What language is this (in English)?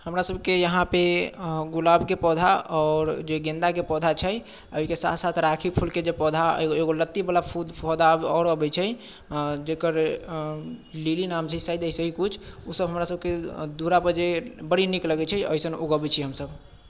Maithili